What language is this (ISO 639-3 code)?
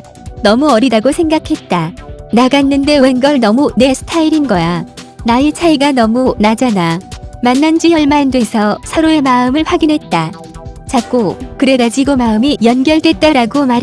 kor